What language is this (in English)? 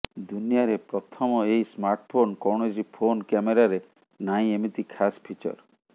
Odia